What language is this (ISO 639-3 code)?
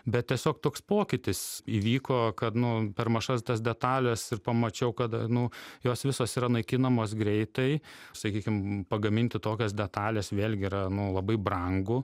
lit